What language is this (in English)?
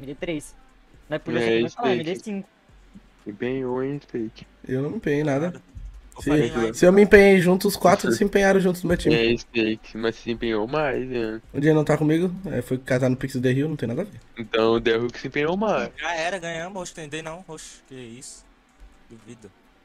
Portuguese